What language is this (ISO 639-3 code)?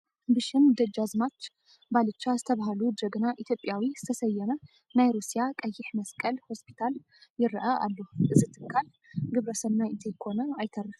tir